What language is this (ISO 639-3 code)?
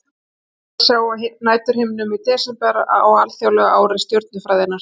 isl